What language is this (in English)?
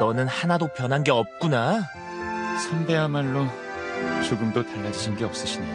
Korean